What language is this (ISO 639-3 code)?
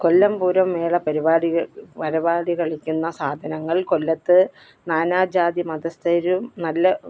mal